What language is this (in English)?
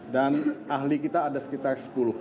Indonesian